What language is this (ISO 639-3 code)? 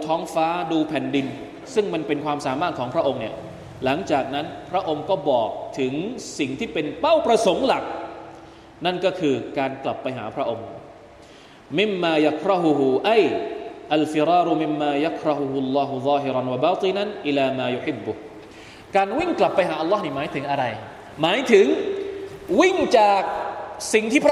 tha